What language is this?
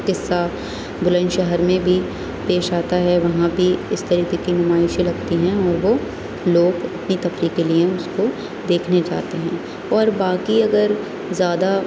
Urdu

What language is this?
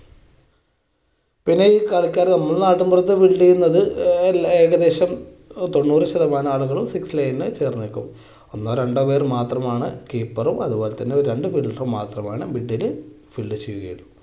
Malayalam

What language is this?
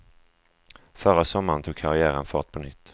Swedish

